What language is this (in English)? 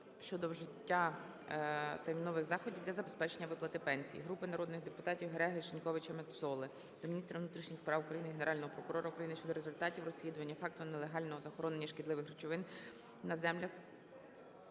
Ukrainian